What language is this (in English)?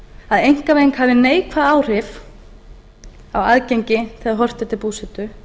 Icelandic